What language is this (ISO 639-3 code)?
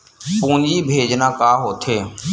hne